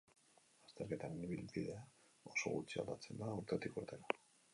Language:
Basque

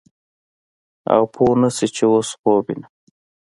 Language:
Pashto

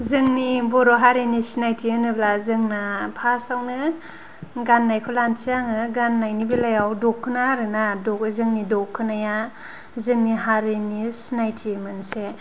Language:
Bodo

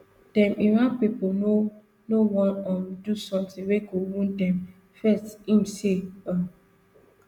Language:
Nigerian Pidgin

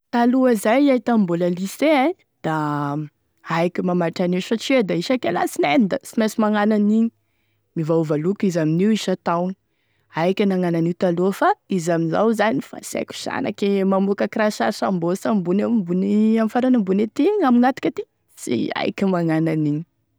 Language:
Tesaka Malagasy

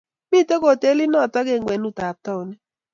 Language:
Kalenjin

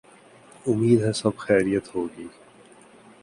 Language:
Urdu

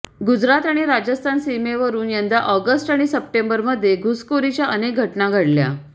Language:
Marathi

